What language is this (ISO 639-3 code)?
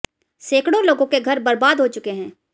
hin